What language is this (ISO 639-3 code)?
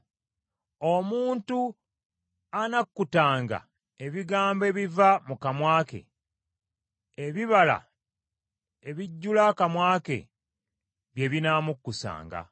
lug